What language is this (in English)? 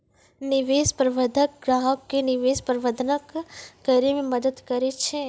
Maithili